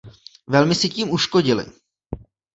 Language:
Czech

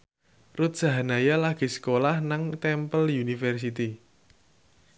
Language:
Javanese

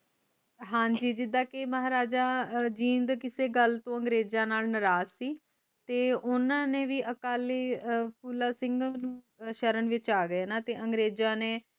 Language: Punjabi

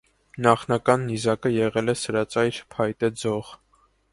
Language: Armenian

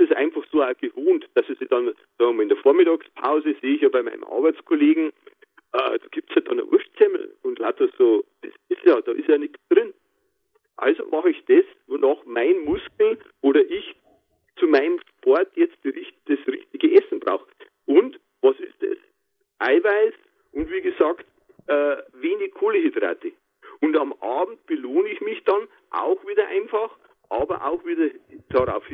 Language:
German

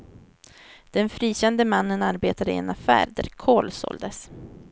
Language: Swedish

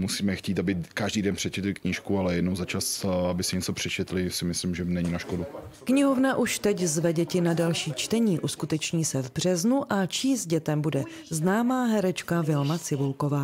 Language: Czech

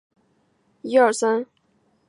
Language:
Chinese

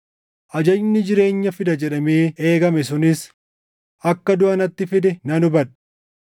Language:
Oromo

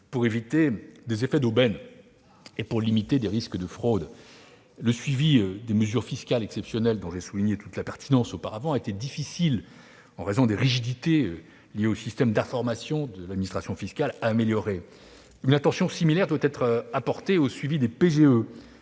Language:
French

